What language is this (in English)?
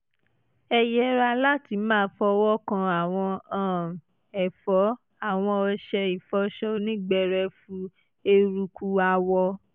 Yoruba